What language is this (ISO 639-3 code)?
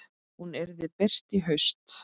isl